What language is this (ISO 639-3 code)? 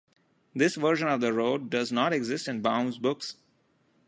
eng